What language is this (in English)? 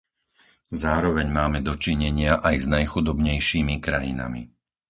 Slovak